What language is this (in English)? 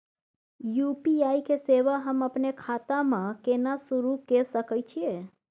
Maithili